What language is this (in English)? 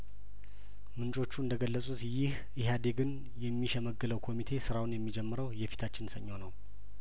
Amharic